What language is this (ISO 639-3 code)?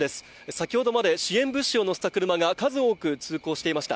jpn